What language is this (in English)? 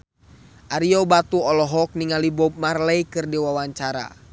Sundanese